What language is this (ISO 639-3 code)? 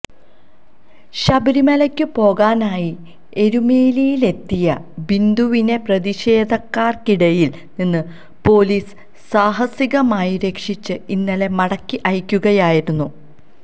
mal